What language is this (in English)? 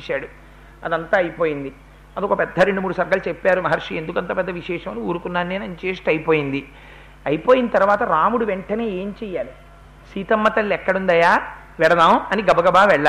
Telugu